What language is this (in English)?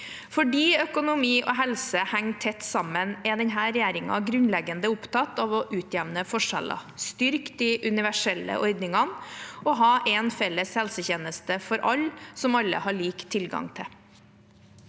Norwegian